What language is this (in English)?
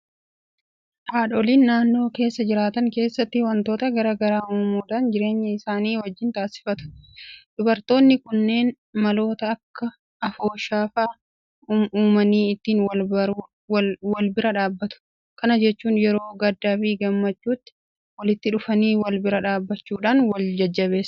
Oromo